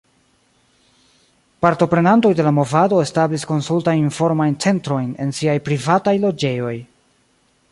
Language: Esperanto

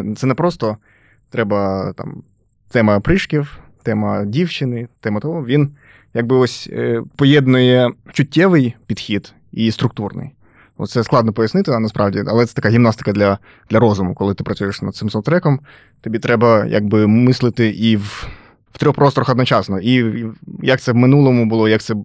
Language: Ukrainian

